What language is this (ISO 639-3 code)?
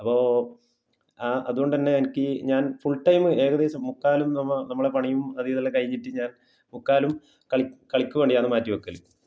mal